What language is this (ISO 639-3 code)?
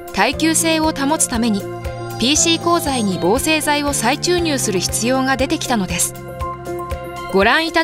jpn